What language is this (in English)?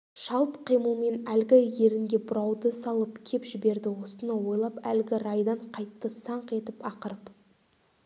Kazakh